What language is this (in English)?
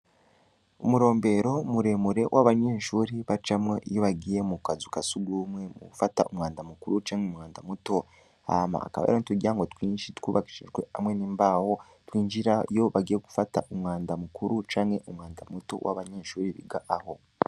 Rundi